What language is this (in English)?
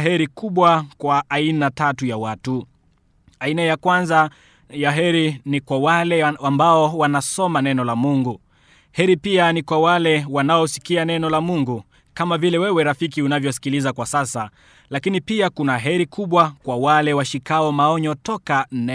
Swahili